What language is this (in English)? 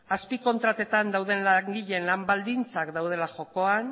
Basque